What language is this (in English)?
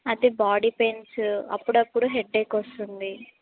Telugu